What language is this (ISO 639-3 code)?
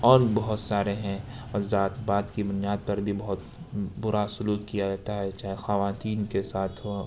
urd